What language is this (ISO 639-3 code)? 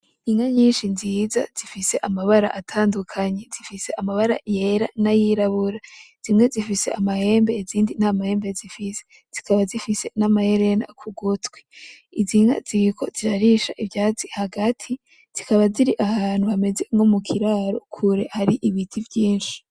run